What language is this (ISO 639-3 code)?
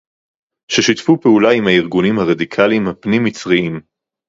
heb